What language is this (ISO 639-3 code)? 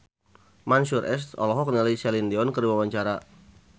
sun